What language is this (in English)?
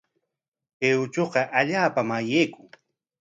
Corongo Ancash Quechua